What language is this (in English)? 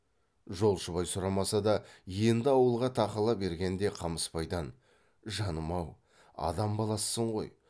Kazakh